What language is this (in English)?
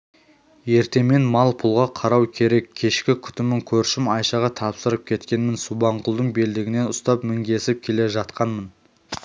Kazakh